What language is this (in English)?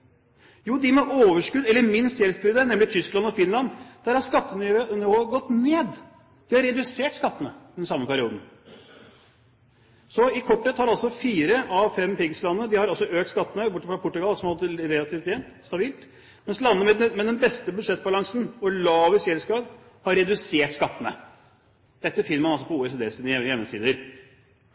Norwegian Bokmål